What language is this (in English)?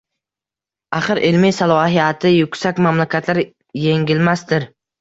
Uzbek